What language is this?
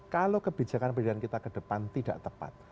Indonesian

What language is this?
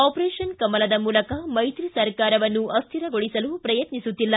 Kannada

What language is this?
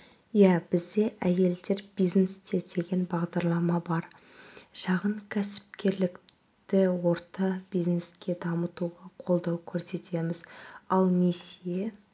Kazakh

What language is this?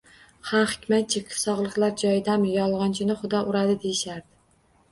Uzbek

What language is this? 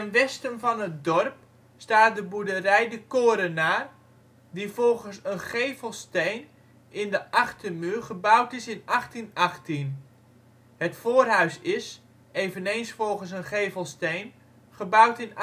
Dutch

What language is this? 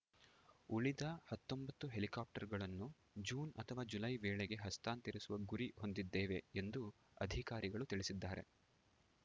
Kannada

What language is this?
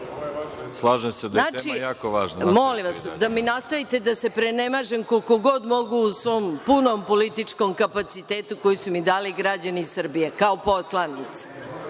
Serbian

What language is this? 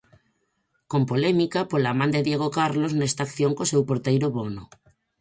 Galician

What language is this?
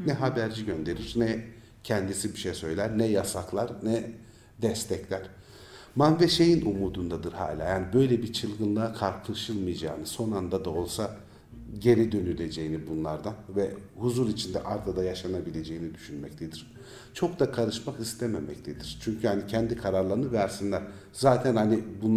Turkish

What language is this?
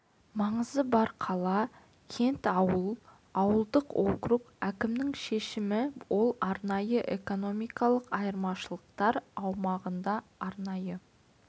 Kazakh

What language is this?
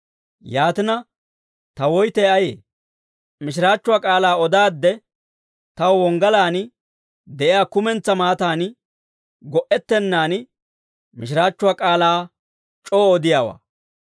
Dawro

